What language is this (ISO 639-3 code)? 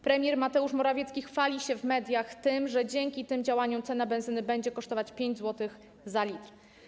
pol